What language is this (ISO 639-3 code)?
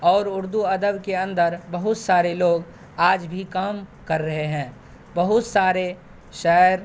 urd